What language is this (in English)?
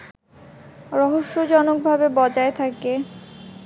Bangla